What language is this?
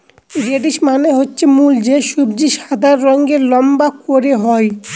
Bangla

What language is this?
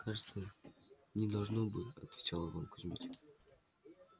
Russian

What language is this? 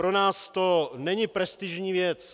Czech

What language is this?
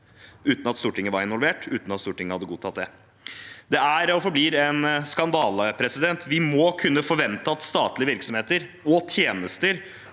Norwegian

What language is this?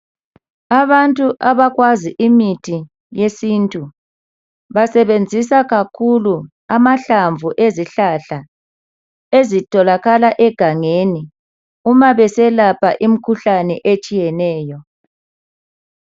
North Ndebele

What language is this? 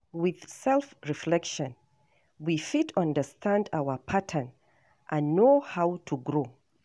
Nigerian Pidgin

